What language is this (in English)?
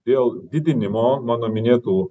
Lithuanian